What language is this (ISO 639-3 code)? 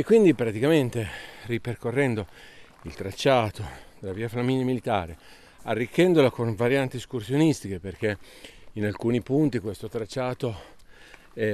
ita